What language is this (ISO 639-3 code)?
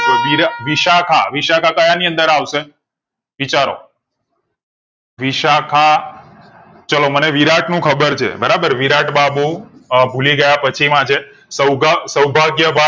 guj